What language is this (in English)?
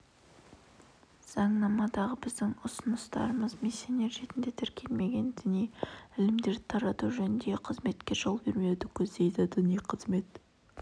Kazakh